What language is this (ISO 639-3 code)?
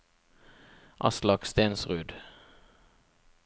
nor